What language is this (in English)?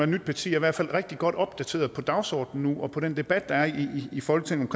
Danish